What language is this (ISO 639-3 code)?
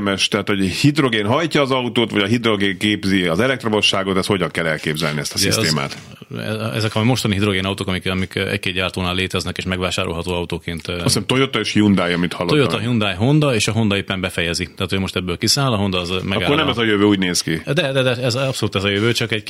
hun